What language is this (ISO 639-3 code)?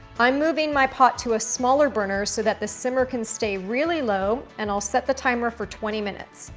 eng